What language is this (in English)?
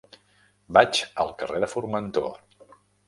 Catalan